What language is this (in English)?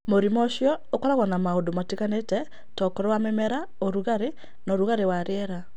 Kikuyu